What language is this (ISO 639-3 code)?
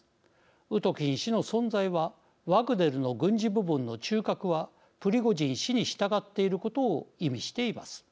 jpn